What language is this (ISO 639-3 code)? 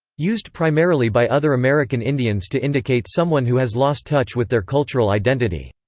eng